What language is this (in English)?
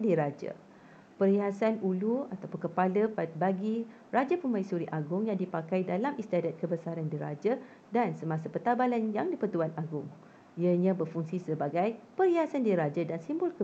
Malay